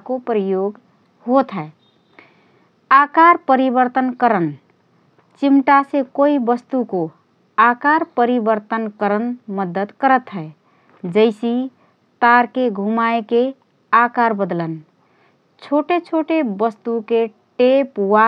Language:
Rana Tharu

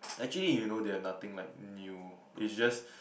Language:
English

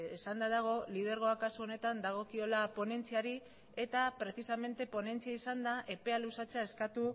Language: Basque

